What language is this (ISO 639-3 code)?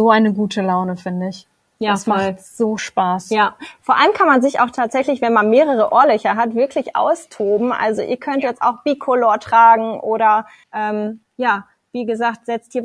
deu